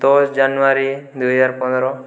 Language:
Odia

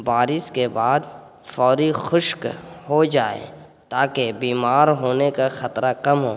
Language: Urdu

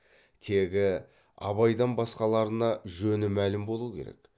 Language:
Kazakh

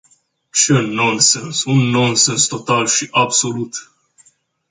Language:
Romanian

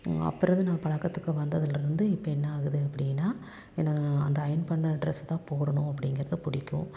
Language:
Tamil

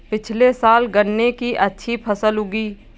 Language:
Hindi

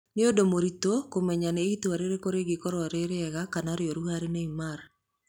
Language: Kikuyu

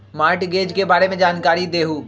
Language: Magahi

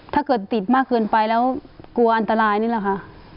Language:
Thai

